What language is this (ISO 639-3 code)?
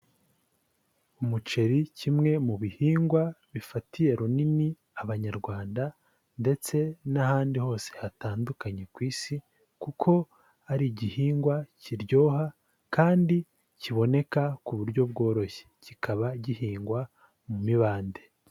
kin